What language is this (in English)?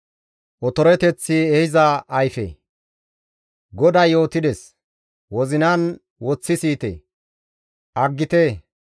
Gamo